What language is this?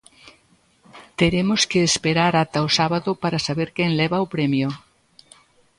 Galician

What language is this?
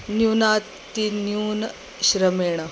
Sanskrit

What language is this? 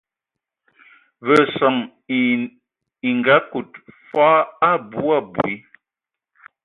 Ewondo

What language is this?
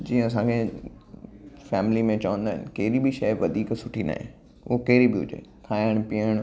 Sindhi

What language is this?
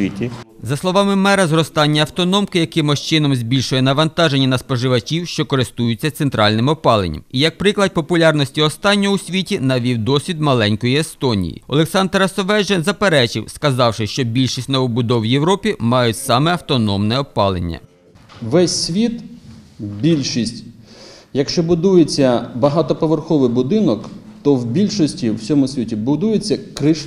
Ukrainian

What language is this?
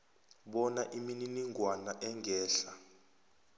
South Ndebele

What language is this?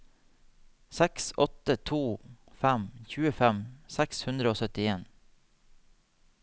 Norwegian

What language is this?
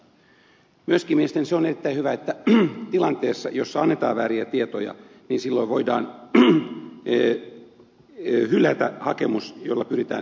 Finnish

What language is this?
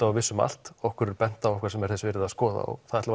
Icelandic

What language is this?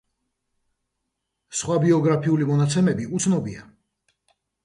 Georgian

